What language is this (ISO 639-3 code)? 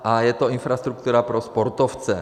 ces